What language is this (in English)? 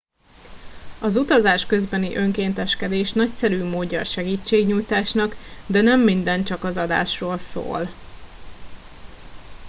Hungarian